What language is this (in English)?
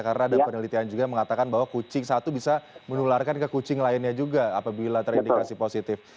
Indonesian